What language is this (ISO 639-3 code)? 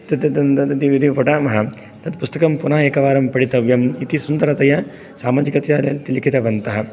san